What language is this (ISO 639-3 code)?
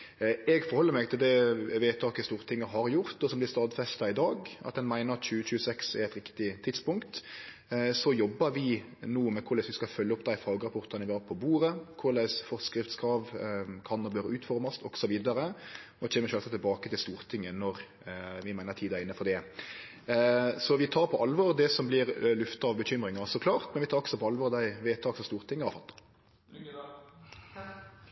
nno